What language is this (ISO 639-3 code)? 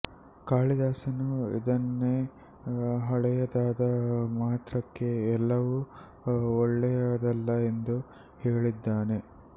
kan